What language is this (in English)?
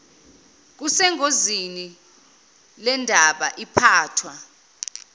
Zulu